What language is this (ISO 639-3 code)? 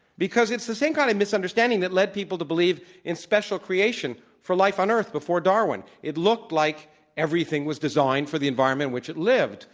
eng